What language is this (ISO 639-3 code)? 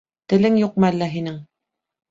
bak